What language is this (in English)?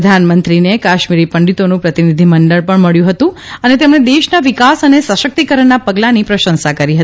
Gujarati